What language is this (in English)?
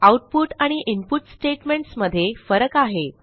Marathi